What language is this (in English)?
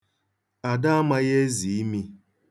Igbo